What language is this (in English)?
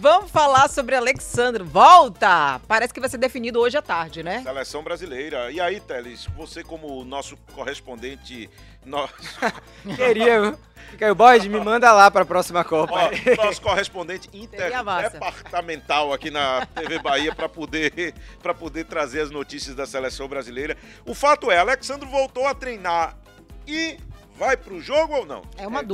Portuguese